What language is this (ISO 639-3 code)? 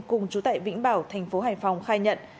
vie